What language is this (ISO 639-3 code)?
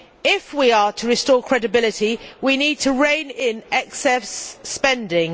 eng